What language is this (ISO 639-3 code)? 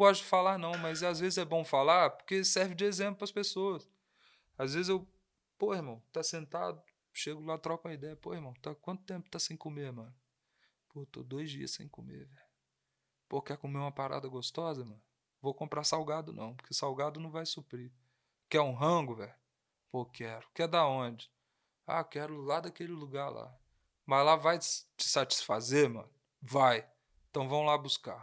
por